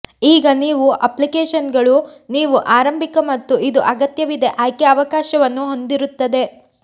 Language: Kannada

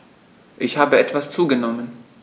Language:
German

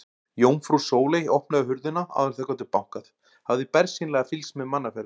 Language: Icelandic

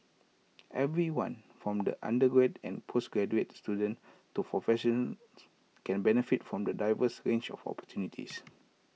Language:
English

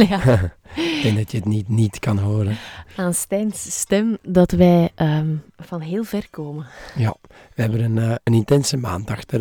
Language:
Dutch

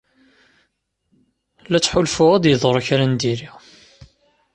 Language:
Kabyle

